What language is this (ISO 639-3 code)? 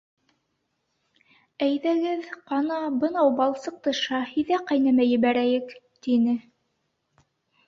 bak